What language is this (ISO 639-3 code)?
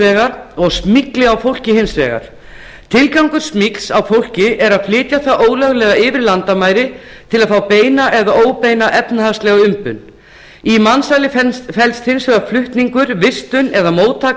isl